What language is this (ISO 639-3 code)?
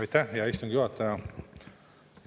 est